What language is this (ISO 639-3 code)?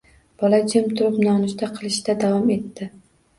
uzb